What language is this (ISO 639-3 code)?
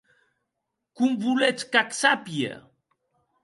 oci